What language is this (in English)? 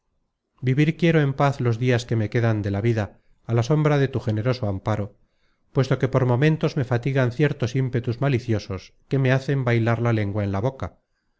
Spanish